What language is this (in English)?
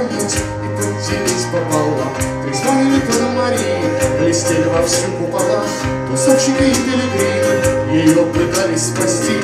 Ukrainian